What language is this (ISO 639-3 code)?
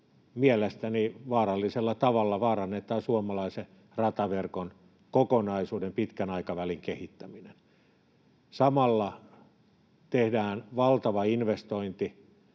fin